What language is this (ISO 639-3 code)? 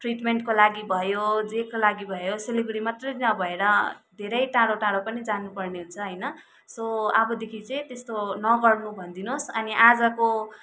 nep